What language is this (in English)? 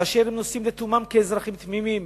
Hebrew